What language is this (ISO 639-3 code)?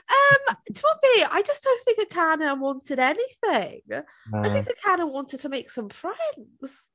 cym